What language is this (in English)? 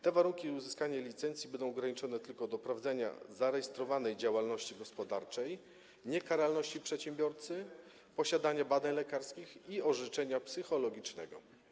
Polish